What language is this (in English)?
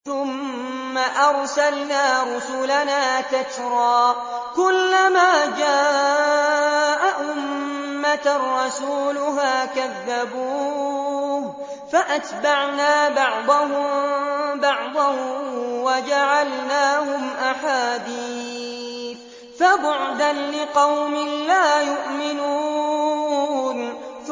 Arabic